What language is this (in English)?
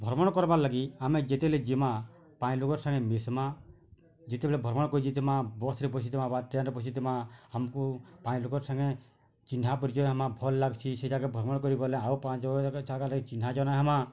Odia